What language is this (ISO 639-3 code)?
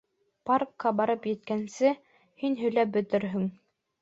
bak